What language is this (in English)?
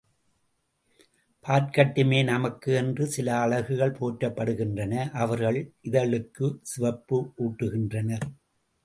Tamil